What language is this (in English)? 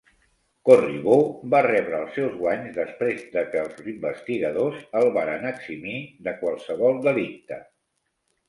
Catalan